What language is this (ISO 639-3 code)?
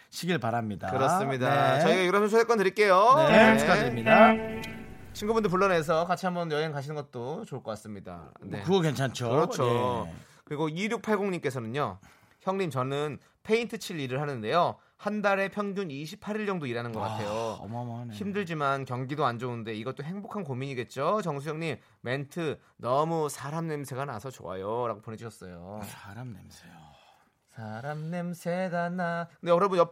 kor